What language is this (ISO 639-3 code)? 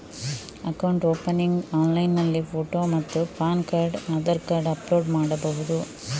kan